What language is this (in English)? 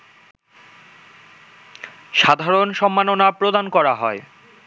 Bangla